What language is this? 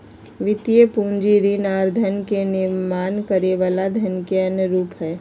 Magahi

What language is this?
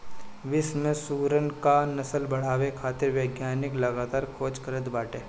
Bhojpuri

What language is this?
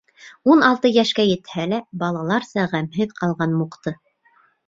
Bashkir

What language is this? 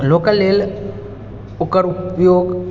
Maithili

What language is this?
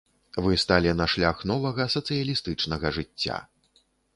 Belarusian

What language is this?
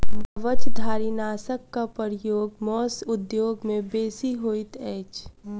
Maithili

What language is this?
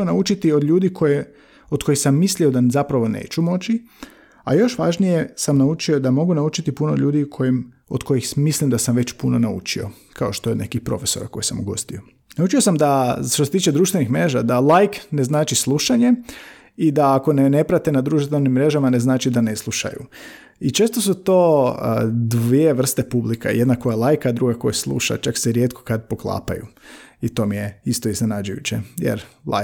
Croatian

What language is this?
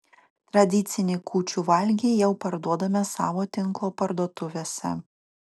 Lithuanian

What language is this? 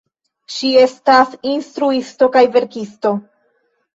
Esperanto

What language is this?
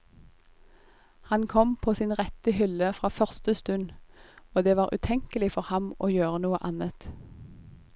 Norwegian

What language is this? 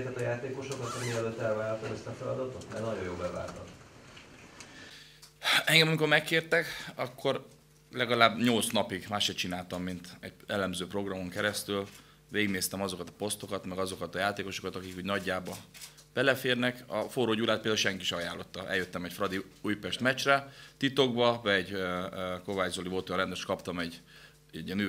Hungarian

